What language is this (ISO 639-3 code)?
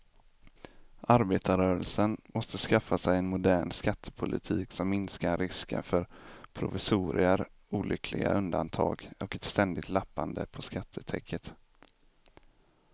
swe